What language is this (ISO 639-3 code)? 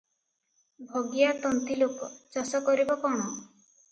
ori